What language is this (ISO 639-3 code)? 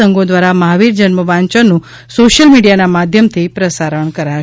guj